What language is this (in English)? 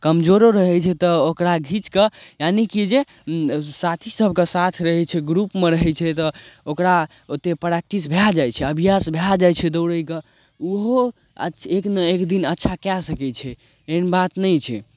Maithili